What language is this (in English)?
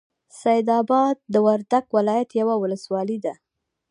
Pashto